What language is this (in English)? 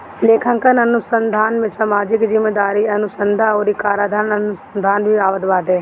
Bhojpuri